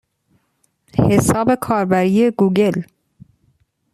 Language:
Persian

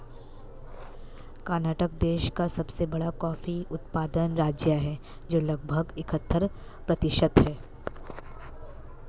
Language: Hindi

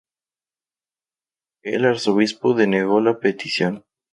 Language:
Spanish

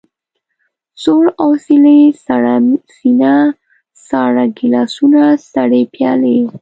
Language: Pashto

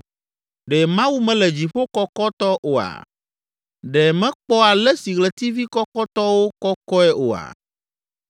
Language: Ewe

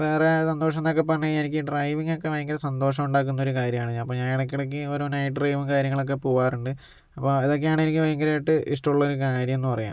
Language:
Malayalam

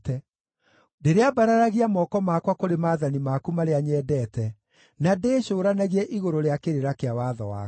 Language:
Kikuyu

